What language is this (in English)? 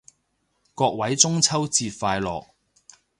Cantonese